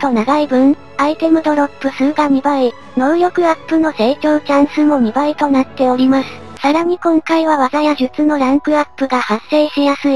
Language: Japanese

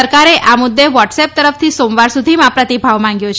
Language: Gujarati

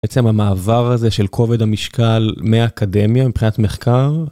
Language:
Hebrew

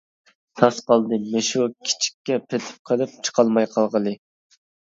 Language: Uyghur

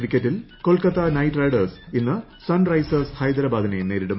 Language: Malayalam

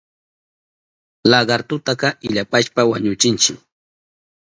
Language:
Southern Pastaza Quechua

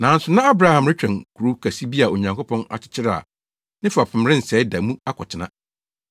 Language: Akan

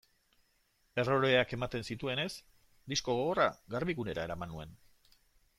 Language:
Basque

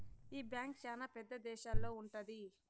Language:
Telugu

